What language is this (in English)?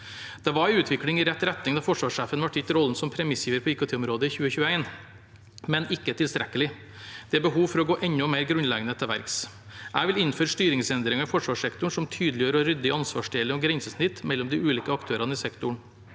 Norwegian